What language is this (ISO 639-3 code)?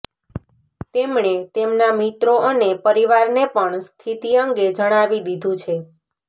guj